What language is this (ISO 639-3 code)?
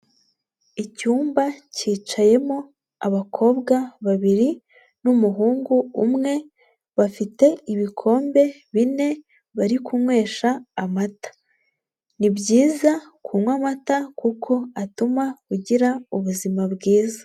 kin